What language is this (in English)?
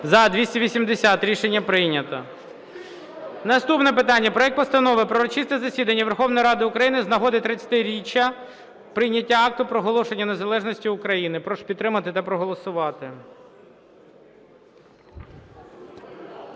Ukrainian